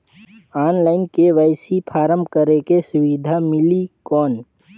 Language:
Chhattisgarhi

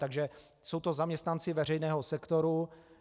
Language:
Czech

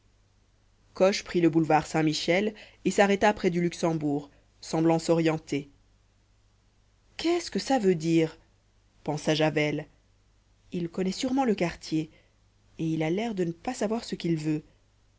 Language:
French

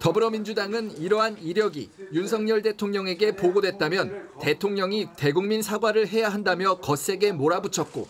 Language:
Korean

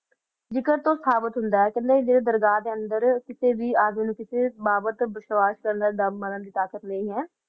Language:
Punjabi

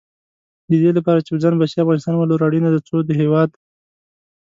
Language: Pashto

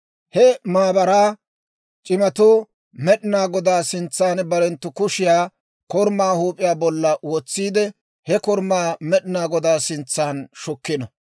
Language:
Dawro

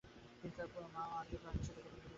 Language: Bangla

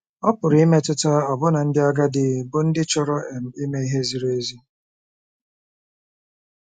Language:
Igbo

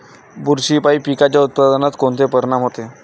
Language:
Marathi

